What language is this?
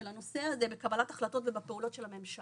Hebrew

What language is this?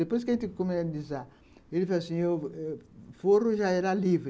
Portuguese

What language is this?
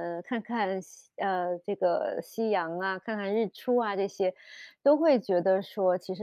Chinese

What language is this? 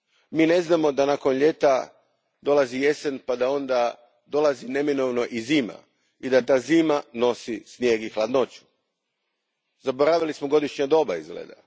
Croatian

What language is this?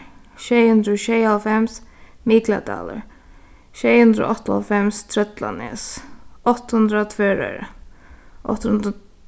Faroese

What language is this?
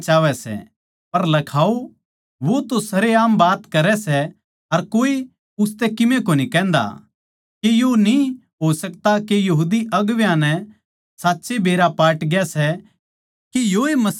Haryanvi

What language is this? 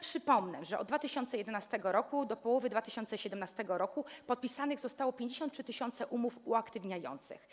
Polish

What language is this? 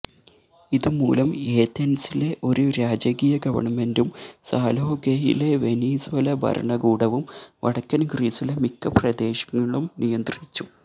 Malayalam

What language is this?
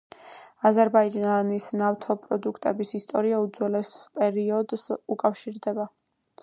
Georgian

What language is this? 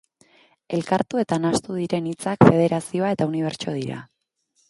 Basque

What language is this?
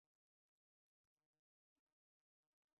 Chinese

